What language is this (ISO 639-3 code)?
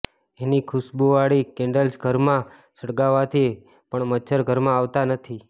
guj